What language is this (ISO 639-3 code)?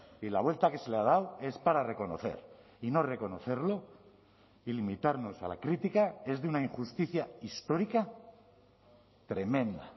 spa